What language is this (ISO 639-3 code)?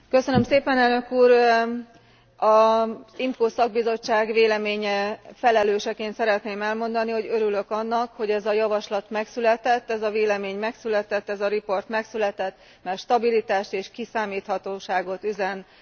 hun